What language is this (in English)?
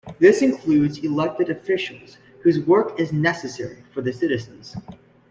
English